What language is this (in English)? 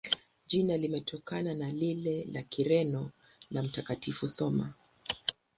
Swahili